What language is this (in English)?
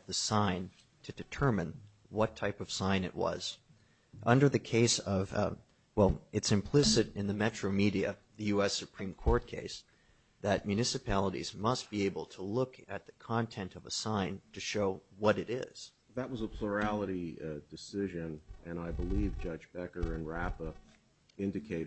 English